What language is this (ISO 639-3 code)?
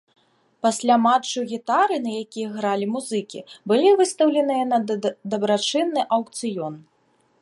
bel